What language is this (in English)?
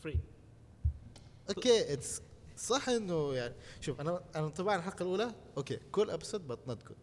Arabic